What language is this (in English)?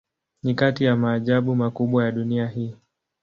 Swahili